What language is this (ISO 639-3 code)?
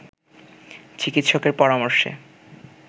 ben